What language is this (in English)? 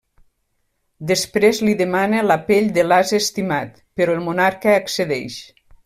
Catalan